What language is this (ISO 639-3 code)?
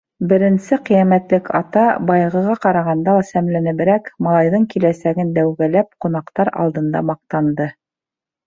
bak